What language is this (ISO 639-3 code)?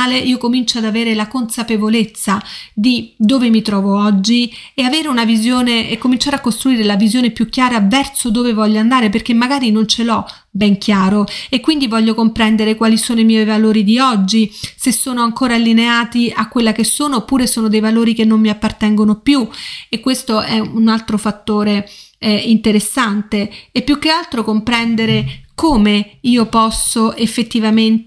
ita